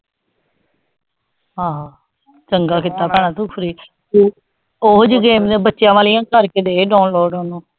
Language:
Punjabi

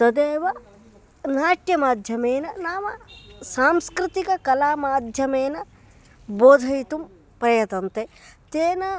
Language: Sanskrit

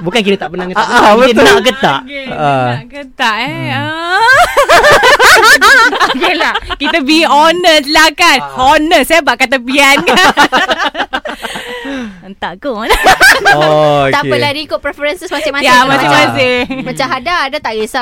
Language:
Malay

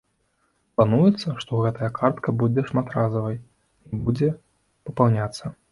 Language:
Belarusian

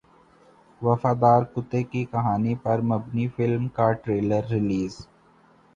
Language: Urdu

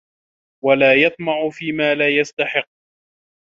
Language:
Arabic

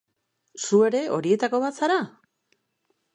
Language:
Basque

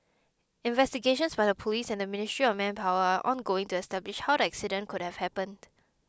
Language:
English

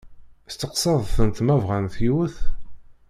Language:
Kabyle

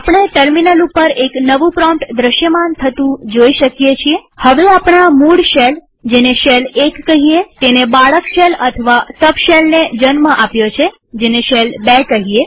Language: Gujarati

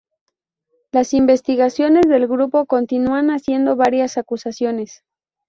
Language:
Spanish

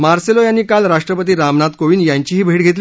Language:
Marathi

